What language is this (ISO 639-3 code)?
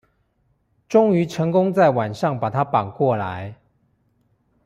zho